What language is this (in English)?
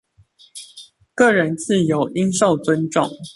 Chinese